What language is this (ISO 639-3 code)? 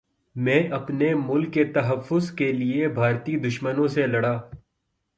urd